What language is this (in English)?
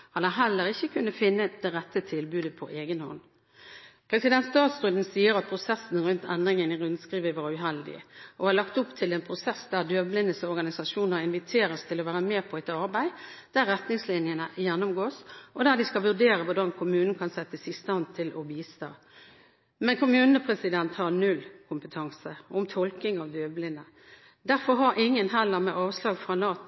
Norwegian Bokmål